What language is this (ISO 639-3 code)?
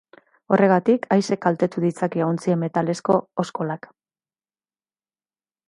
eus